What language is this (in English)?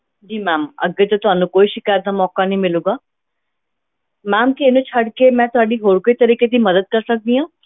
Punjabi